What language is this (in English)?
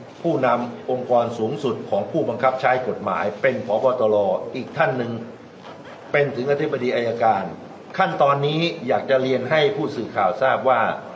Thai